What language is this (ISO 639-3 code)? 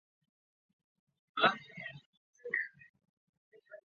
zho